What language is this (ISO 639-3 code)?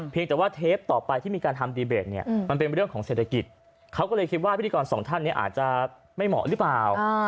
tha